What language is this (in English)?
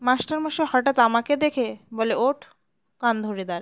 Bangla